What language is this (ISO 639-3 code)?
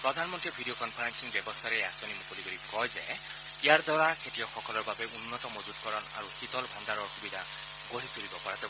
asm